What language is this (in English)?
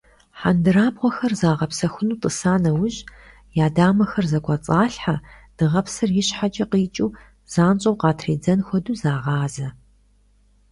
Kabardian